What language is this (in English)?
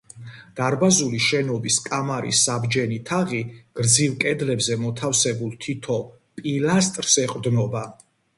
Georgian